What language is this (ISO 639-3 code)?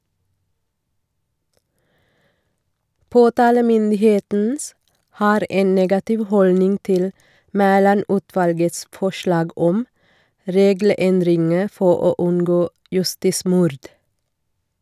nor